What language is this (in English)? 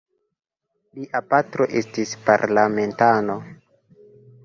Esperanto